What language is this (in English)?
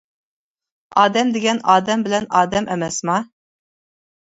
Uyghur